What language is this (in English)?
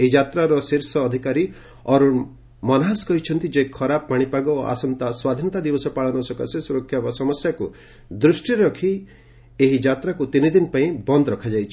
Odia